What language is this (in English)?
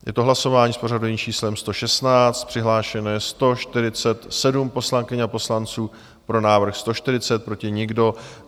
Czech